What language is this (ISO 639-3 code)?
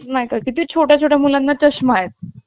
mar